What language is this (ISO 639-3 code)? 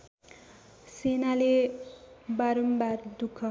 nep